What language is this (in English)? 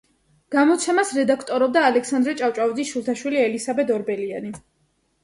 Georgian